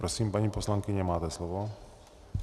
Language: Czech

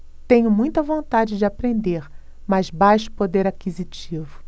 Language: Portuguese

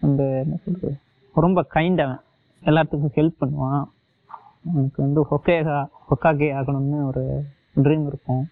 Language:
Tamil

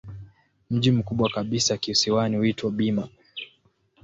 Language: Swahili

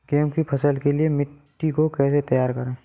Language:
Hindi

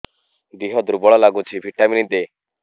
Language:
Odia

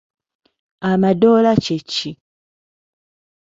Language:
Ganda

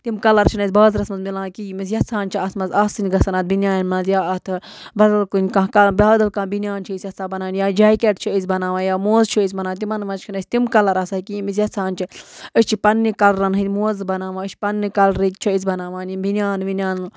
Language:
Kashmiri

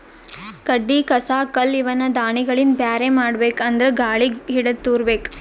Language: Kannada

